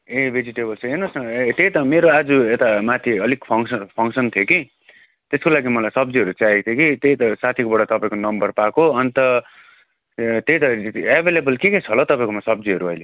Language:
Nepali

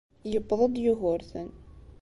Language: Kabyle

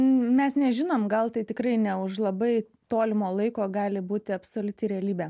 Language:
Lithuanian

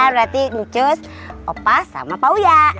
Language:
Indonesian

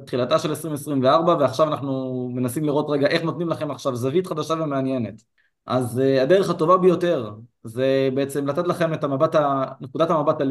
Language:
Hebrew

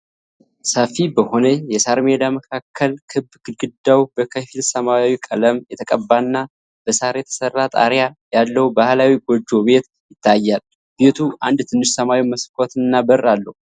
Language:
Amharic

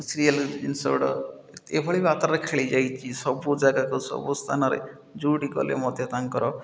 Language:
Odia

